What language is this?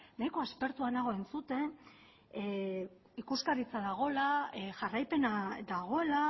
Basque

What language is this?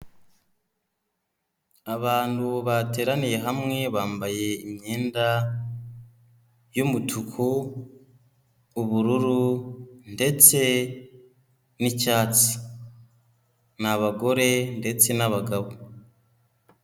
Kinyarwanda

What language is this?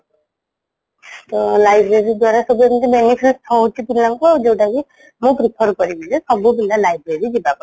Odia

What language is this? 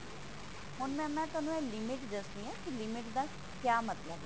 Punjabi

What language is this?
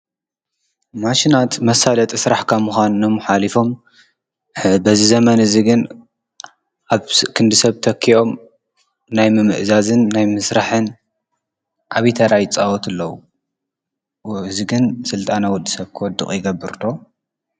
Tigrinya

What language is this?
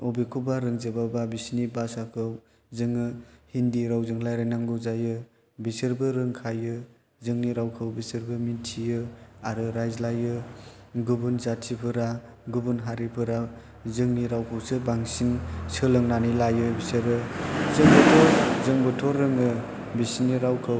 Bodo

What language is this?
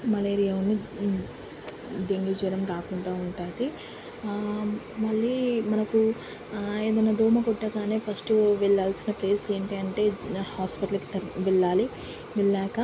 Telugu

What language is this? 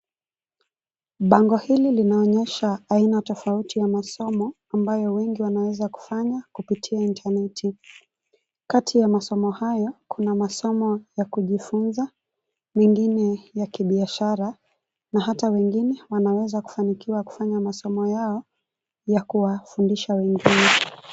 Swahili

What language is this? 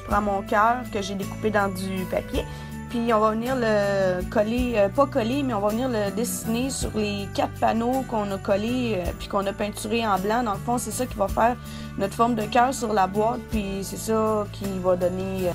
French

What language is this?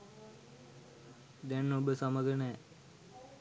Sinhala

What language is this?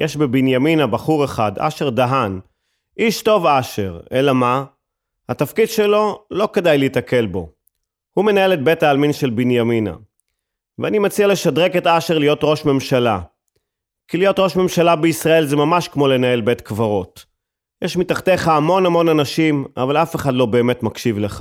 Hebrew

